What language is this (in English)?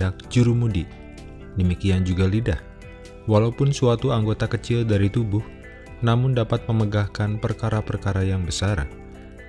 Indonesian